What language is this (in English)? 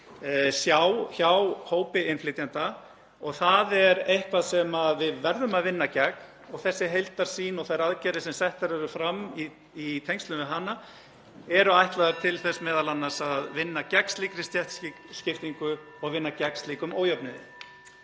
Icelandic